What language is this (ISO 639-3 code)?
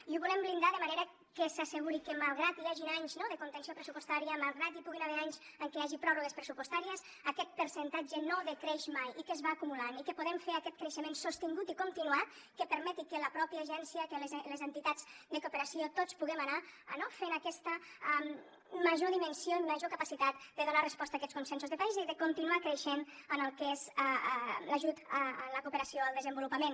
cat